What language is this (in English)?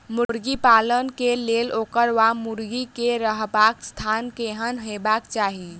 Maithili